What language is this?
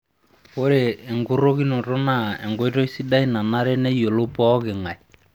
Masai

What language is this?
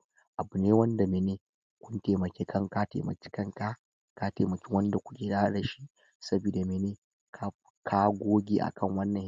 Hausa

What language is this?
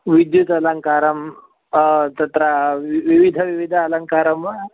Sanskrit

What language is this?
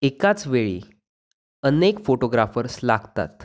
Marathi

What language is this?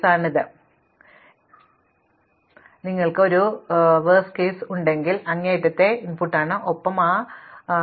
Malayalam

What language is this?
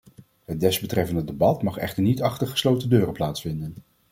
Dutch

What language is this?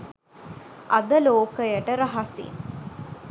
Sinhala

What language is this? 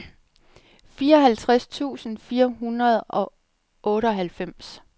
Danish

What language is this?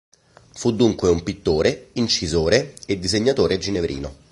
Italian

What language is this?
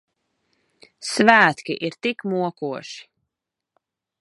Latvian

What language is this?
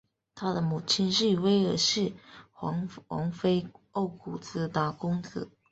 Chinese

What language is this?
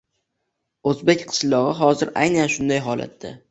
Uzbek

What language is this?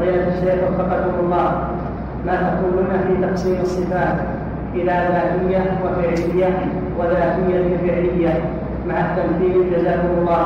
Arabic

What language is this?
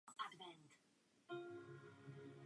Czech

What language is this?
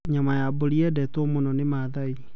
Kikuyu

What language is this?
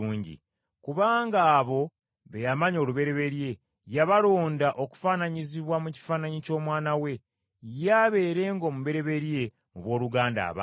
Ganda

